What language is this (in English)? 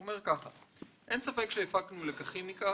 Hebrew